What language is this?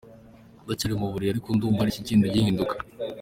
Kinyarwanda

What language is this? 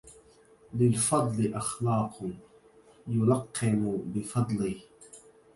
Arabic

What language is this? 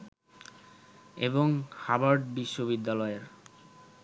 Bangla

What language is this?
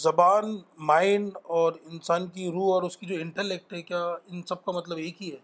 Urdu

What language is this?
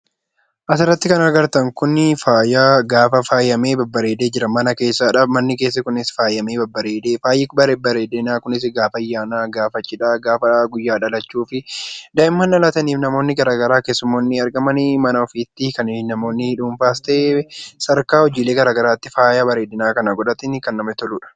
Oromo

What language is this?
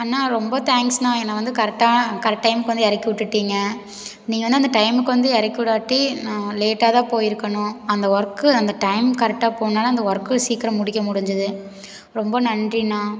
Tamil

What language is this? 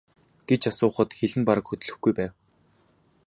Mongolian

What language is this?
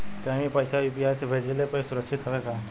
Bhojpuri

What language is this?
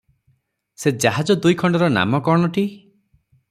Odia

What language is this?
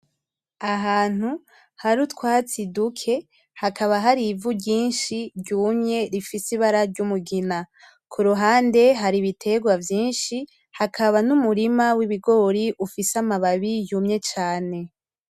Rundi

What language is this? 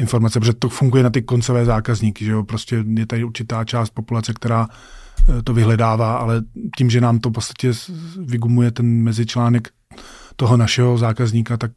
Czech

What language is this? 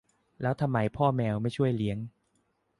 Thai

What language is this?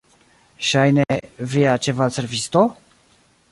Esperanto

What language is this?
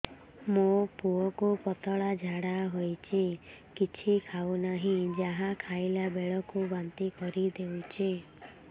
Odia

